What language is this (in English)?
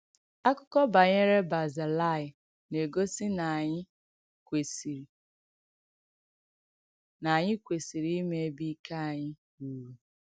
Igbo